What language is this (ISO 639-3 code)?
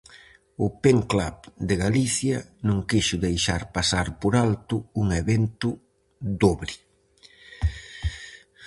glg